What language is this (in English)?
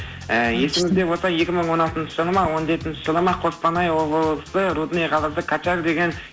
Kazakh